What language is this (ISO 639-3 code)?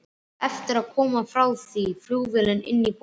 isl